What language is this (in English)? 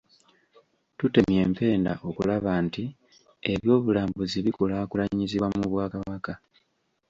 Ganda